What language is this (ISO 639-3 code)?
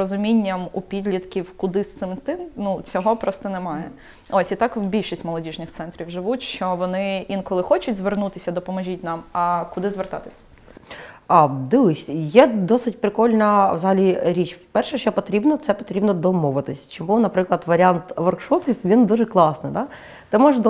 ukr